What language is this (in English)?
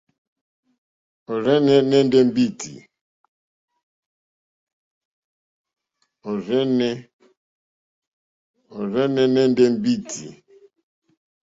Mokpwe